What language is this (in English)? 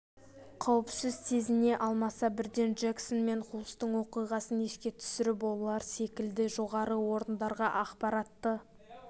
Kazakh